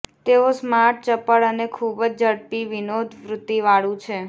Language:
Gujarati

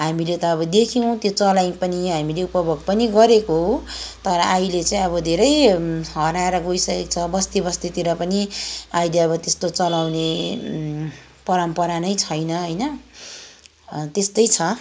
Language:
Nepali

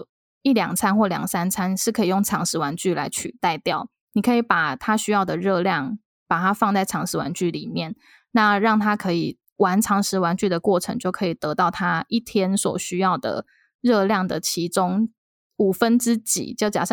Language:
Chinese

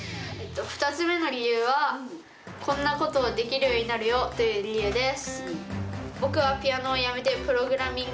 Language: Japanese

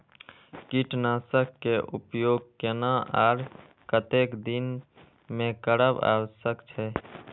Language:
Maithili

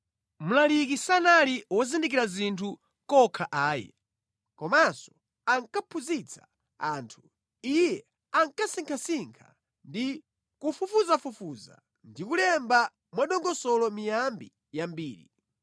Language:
Nyanja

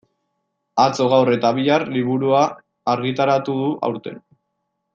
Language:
Basque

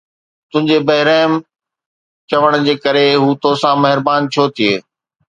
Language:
Sindhi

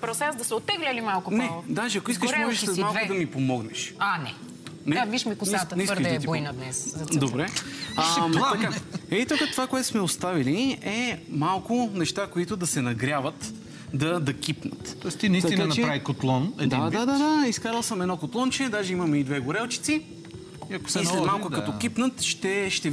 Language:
Bulgarian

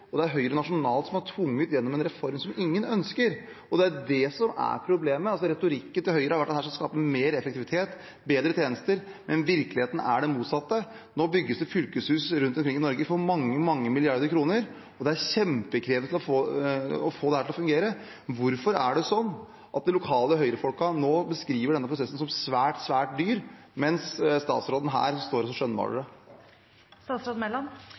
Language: Norwegian Bokmål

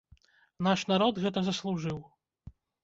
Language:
Belarusian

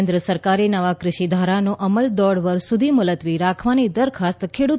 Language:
Gujarati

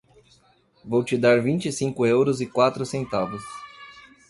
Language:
Portuguese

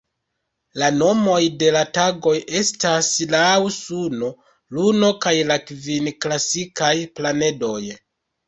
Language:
Esperanto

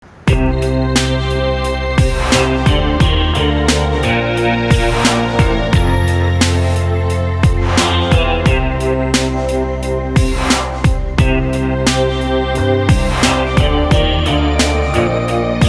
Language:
Ukrainian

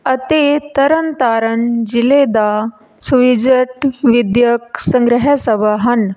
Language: Punjabi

